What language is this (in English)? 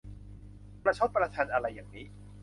Thai